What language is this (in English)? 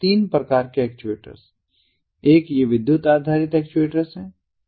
Hindi